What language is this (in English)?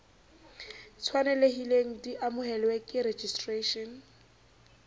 Southern Sotho